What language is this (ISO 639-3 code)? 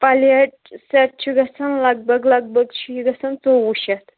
kas